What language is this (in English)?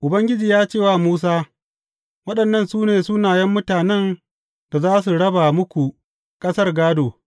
Hausa